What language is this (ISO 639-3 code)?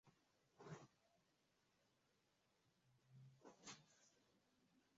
swa